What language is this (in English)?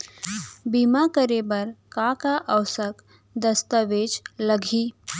Chhattisgarhi